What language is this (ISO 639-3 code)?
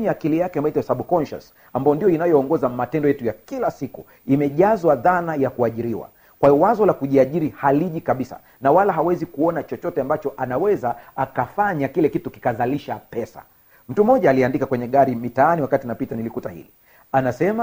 swa